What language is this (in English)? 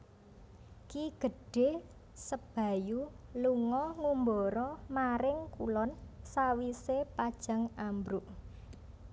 Javanese